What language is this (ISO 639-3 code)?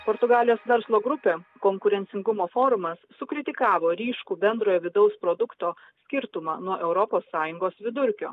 lit